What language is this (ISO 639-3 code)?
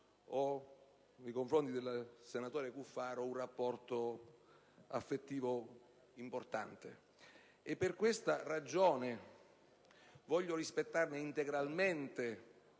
ita